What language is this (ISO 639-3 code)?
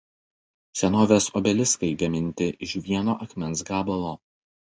lit